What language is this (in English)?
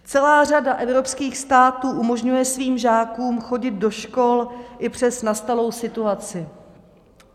Czech